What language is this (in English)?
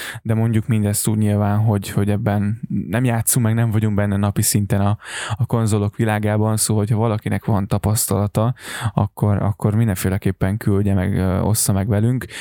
Hungarian